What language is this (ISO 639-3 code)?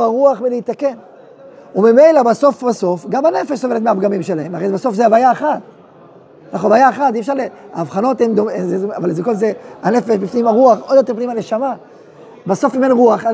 heb